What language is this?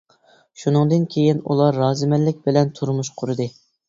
Uyghur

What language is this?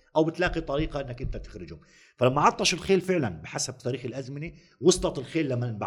Arabic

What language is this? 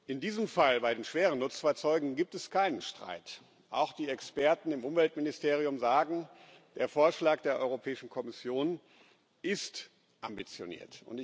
German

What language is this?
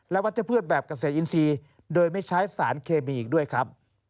Thai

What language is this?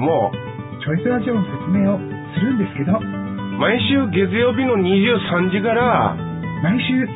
Japanese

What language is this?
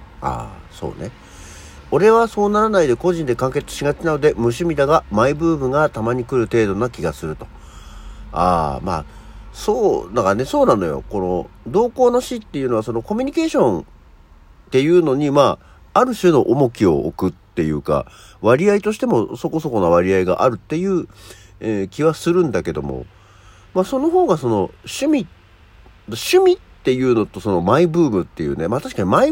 Japanese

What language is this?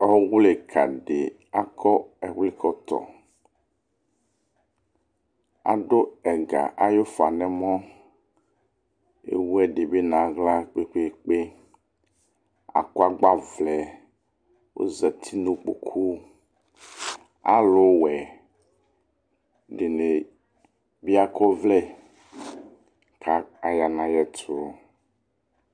Ikposo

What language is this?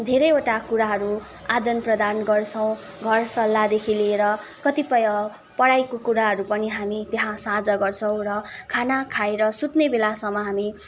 Nepali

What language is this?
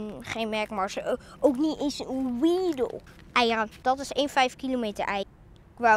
Dutch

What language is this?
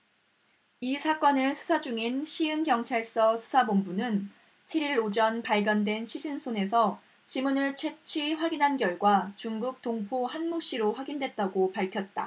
Korean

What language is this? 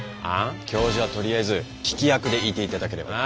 Japanese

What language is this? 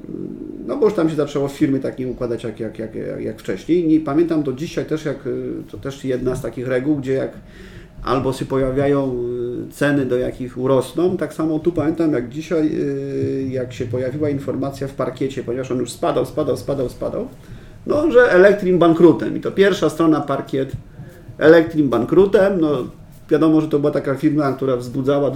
Polish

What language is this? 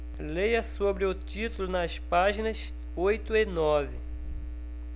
Portuguese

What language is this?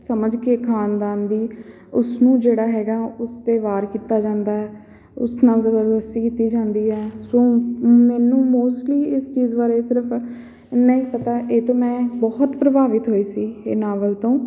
Punjabi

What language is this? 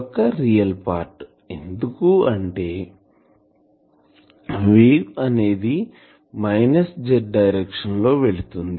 Telugu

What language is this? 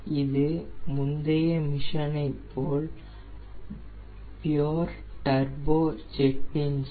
Tamil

